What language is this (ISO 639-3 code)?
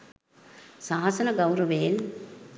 sin